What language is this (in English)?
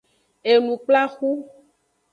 Aja (Benin)